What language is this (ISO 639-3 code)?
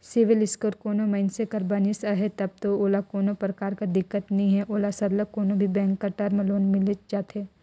hne